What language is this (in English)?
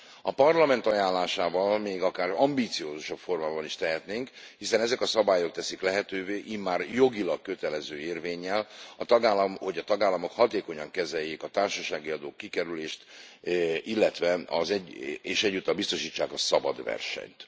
Hungarian